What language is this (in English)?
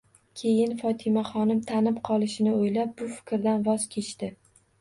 Uzbek